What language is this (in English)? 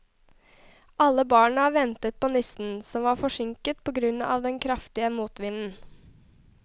Norwegian